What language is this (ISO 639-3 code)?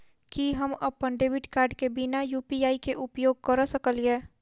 mai